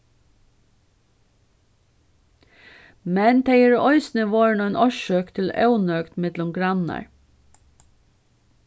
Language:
Faroese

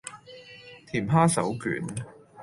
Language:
Cantonese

